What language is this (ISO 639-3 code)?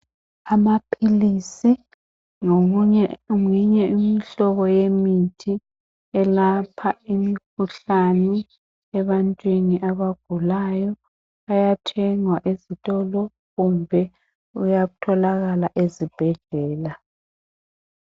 nde